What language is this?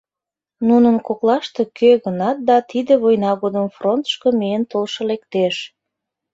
Mari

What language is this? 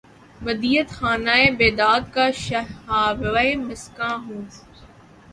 Urdu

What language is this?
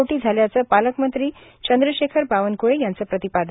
Marathi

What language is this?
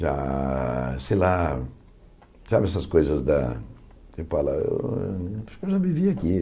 Portuguese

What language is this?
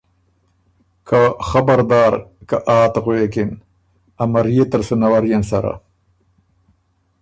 Ormuri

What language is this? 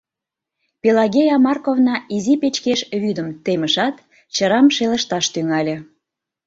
Mari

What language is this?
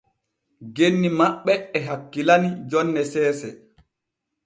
Borgu Fulfulde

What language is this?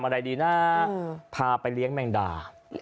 Thai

